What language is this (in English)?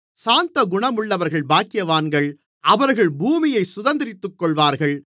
Tamil